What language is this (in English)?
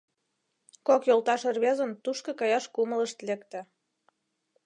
Mari